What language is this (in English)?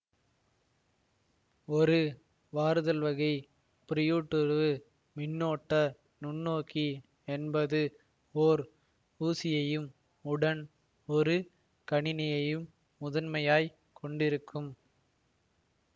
Tamil